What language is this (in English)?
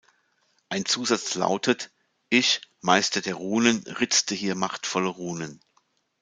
German